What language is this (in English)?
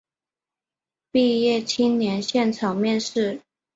Chinese